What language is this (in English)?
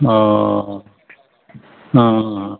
Bodo